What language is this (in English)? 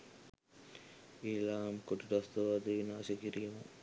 Sinhala